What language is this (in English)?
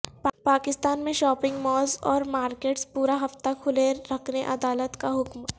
Urdu